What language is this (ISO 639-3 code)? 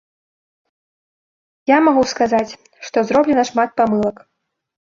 bel